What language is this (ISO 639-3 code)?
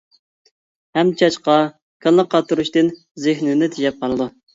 uig